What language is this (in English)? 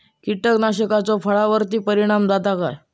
Marathi